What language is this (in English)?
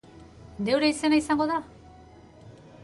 Basque